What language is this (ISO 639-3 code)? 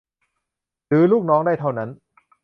tha